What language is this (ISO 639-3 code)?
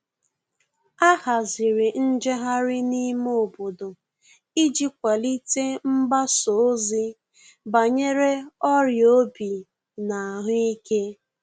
ibo